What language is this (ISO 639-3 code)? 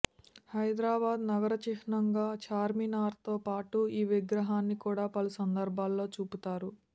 tel